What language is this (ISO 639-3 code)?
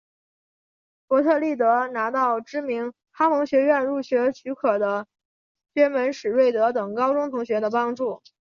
zho